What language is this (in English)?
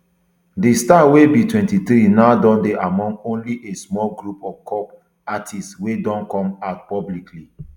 Nigerian Pidgin